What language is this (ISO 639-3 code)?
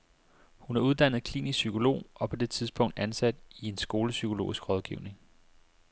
dan